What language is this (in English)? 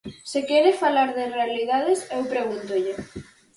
Galician